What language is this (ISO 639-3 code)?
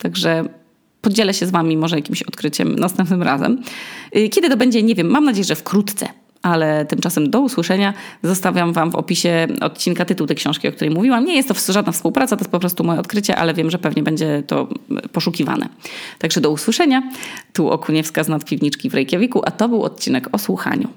pol